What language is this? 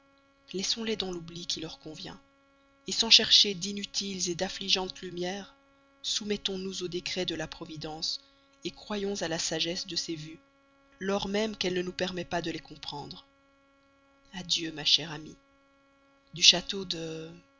French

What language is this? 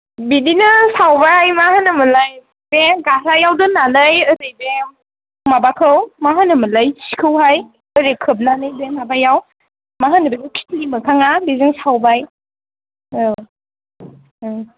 Bodo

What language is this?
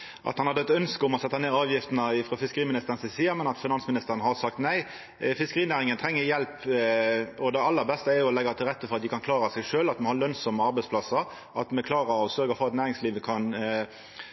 Norwegian Nynorsk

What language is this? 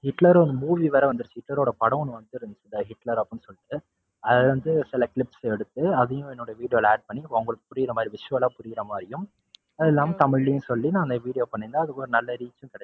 Tamil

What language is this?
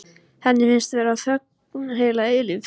Icelandic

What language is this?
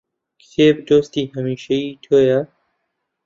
Central Kurdish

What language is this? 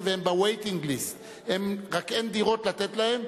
Hebrew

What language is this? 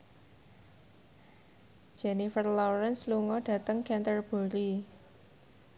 Javanese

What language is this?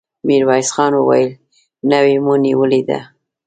Pashto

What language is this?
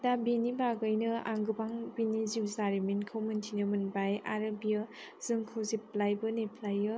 Bodo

